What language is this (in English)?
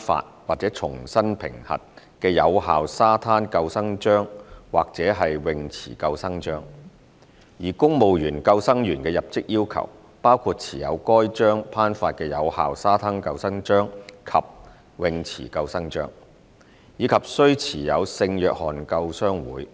Cantonese